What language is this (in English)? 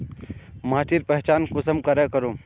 Magahi